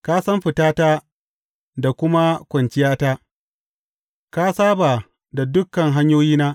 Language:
Hausa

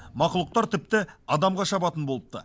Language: Kazakh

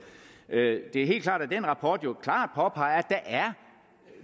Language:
Danish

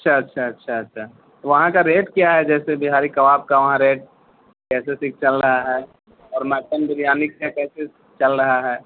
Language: Urdu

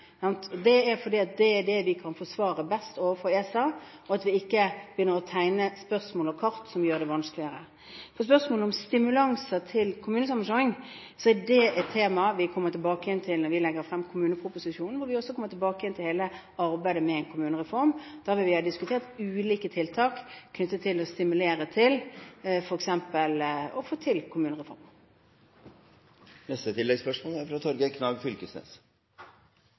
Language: Norwegian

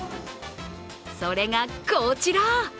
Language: Japanese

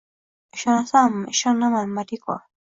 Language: Uzbek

